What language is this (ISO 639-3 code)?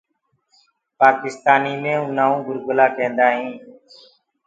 ggg